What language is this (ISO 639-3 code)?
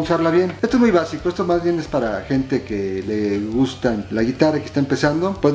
spa